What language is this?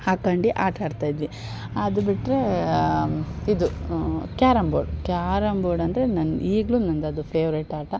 Kannada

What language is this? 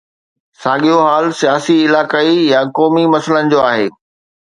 Sindhi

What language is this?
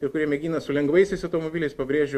Lithuanian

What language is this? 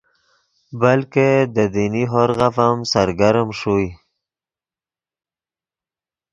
Yidgha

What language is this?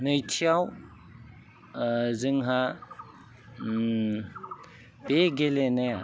Bodo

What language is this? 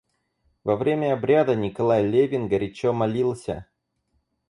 Russian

